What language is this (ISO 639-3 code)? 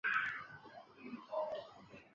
zho